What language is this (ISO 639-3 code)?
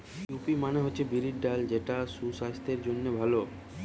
ben